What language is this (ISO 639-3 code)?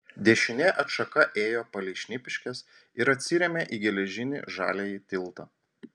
lit